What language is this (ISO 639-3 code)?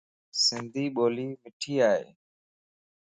lss